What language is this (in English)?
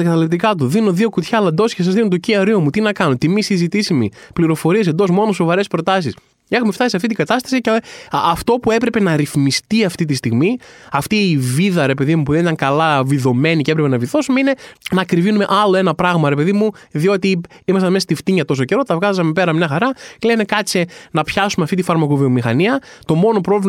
Greek